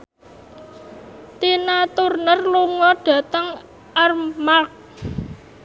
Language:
Javanese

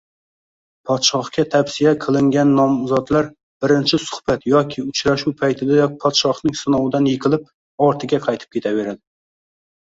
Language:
Uzbek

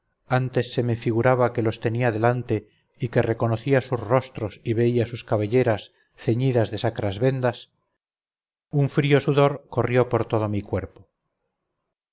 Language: Spanish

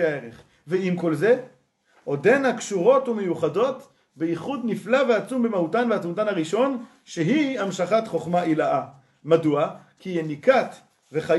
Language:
Hebrew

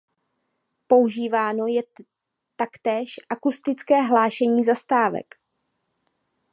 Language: Czech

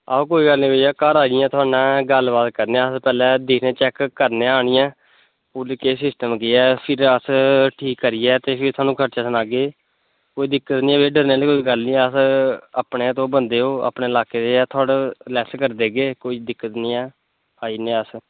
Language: Dogri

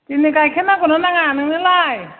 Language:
Bodo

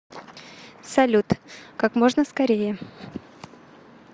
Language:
Russian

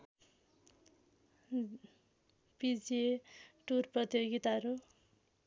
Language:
Nepali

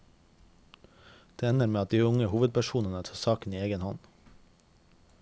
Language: Norwegian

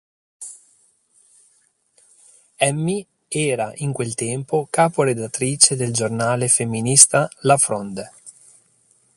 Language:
Italian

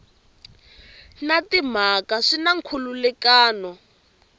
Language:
Tsonga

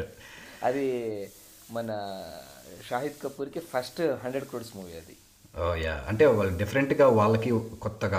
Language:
Telugu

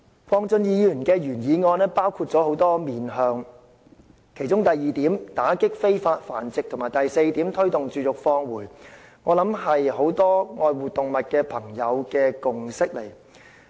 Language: Cantonese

